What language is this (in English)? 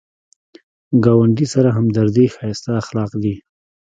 Pashto